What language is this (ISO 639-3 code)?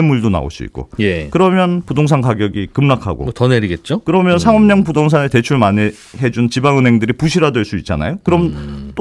kor